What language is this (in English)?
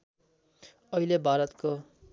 Nepali